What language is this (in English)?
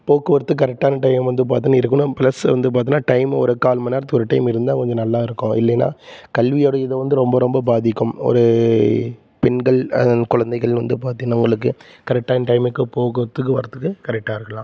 Tamil